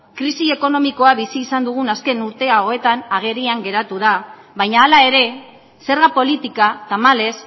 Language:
Basque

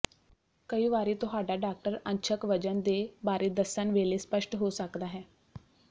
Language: Punjabi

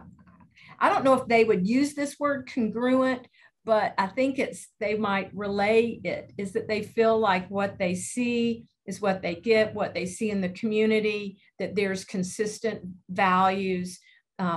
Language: English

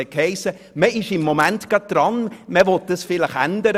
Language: Swiss German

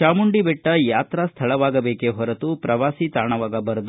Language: Kannada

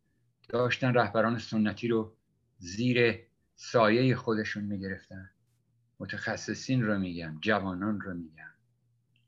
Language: Persian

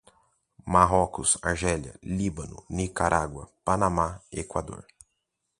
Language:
Portuguese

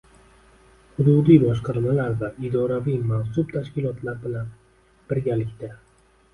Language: Uzbek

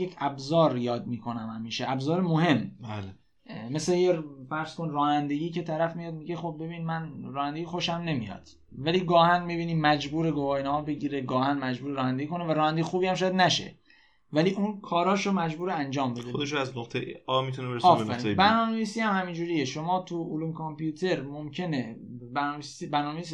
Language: Persian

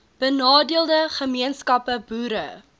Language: Afrikaans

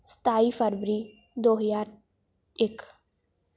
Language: Punjabi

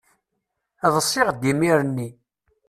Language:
Kabyle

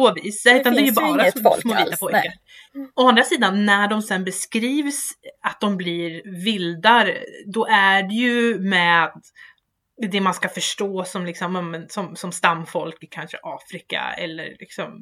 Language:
Swedish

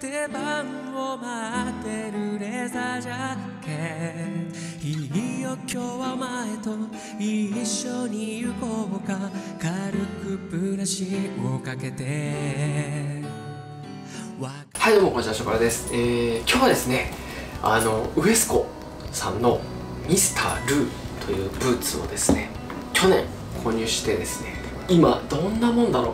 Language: Japanese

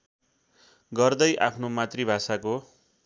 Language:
Nepali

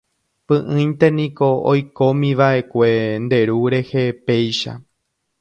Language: Guarani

